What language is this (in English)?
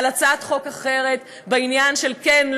Hebrew